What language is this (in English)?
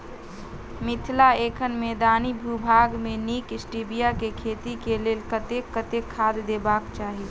Maithili